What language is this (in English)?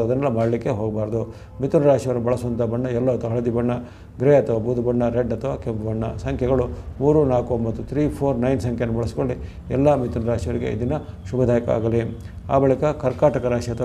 Korean